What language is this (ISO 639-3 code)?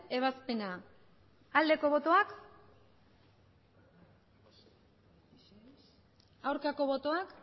eus